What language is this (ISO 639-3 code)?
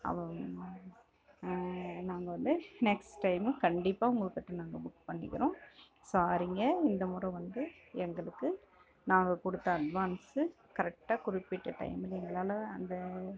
tam